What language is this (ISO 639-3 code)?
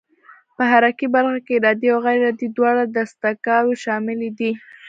pus